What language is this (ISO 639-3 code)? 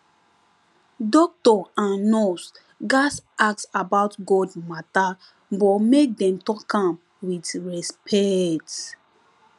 pcm